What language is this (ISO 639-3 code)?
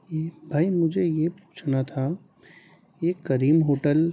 urd